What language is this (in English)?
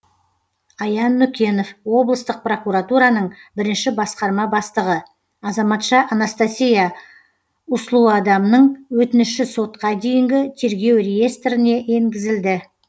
Kazakh